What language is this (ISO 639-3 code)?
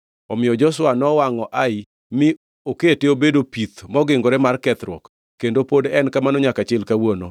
luo